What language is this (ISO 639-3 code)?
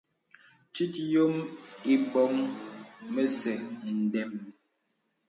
beb